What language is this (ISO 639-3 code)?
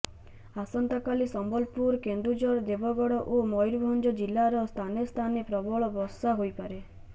ori